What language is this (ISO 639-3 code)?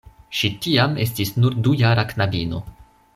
epo